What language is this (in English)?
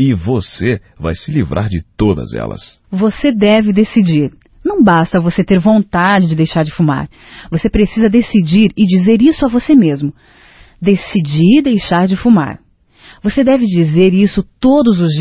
Portuguese